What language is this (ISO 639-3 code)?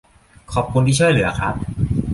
tha